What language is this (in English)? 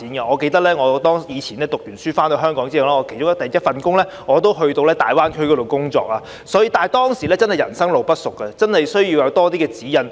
Cantonese